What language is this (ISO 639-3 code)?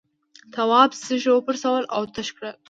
pus